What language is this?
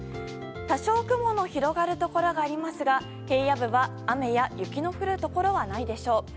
Japanese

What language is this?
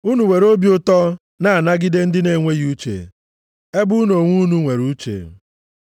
Igbo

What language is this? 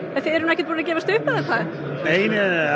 Icelandic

